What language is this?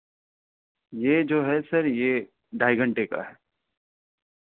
Urdu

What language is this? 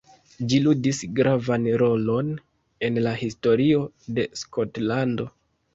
Esperanto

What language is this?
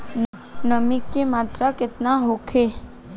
Bhojpuri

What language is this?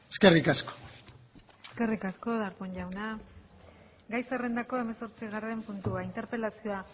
Basque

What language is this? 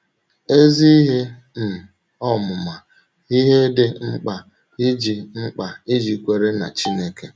Igbo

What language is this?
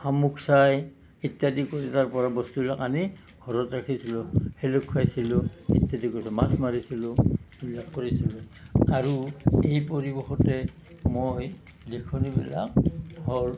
Assamese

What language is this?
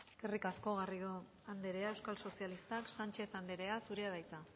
Basque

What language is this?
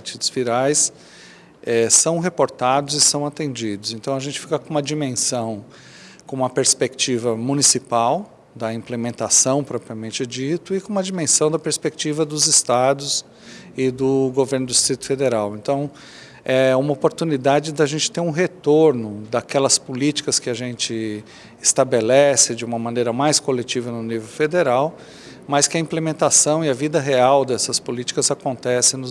Portuguese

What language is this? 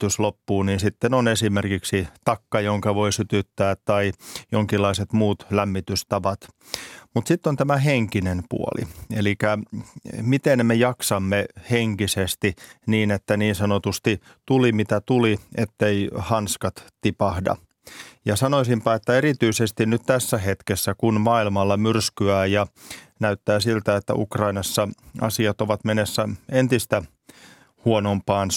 Finnish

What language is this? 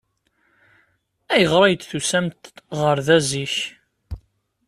Kabyle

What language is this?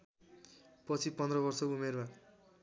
Nepali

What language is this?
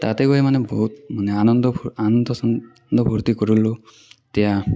Assamese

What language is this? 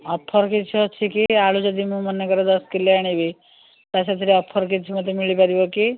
Odia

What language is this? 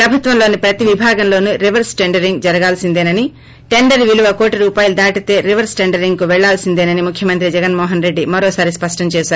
Telugu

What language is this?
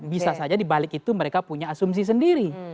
Indonesian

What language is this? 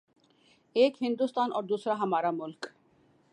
Urdu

